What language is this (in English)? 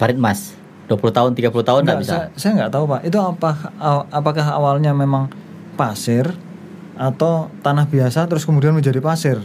Indonesian